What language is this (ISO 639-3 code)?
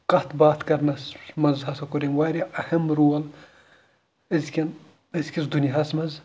kas